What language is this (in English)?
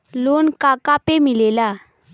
Bhojpuri